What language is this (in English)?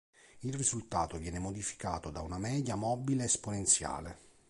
Italian